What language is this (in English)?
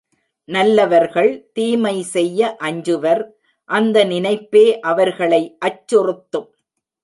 Tamil